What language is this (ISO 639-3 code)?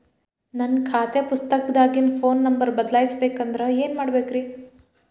kan